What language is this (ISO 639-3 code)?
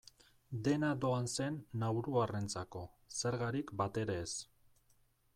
eus